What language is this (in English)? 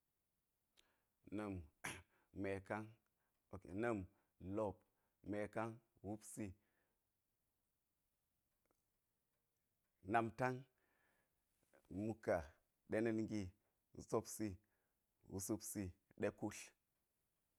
Geji